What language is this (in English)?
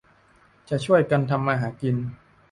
Thai